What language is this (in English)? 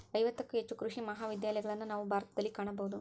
Kannada